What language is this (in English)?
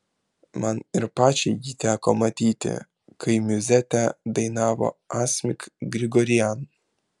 Lithuanian